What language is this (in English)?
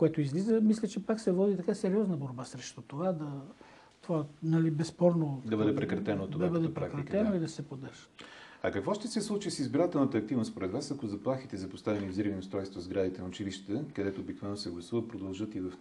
Bulgarian